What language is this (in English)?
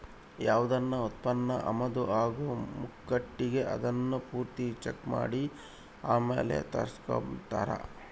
Kannada